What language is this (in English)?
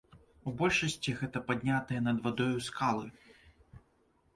Belarusian